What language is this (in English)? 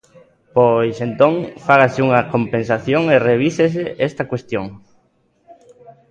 Galician